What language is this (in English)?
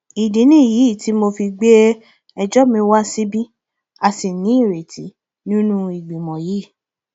Yoruba